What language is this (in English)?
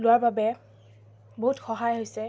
Assamese